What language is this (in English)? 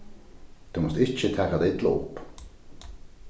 Faroese